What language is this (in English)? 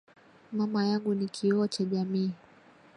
Swahili